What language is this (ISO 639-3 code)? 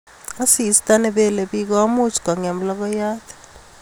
kln